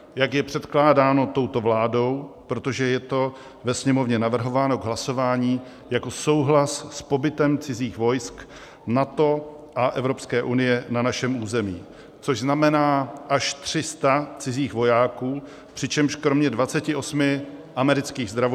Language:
Czech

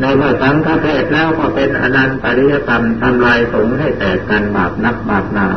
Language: Thai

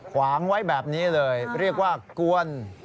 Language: Thai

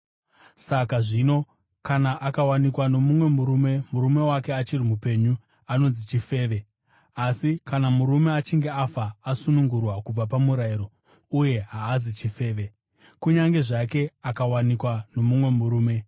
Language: Shona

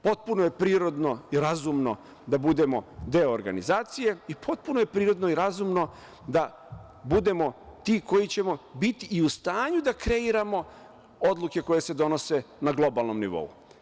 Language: Serbian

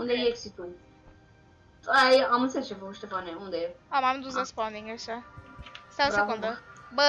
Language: Romanian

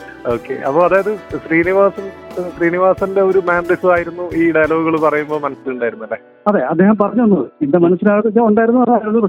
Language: Malayalam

